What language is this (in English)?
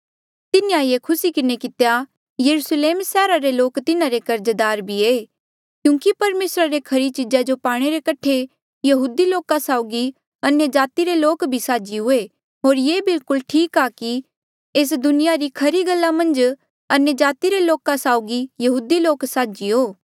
Mandeali